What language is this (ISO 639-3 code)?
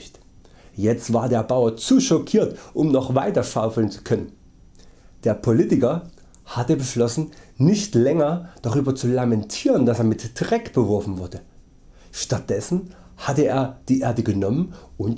deu